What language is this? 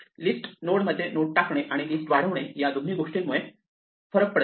Marathi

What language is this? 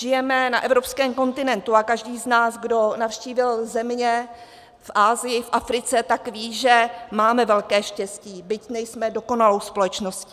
Czech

